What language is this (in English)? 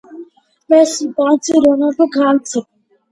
Georgian